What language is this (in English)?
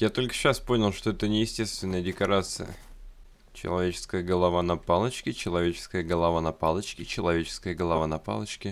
Russian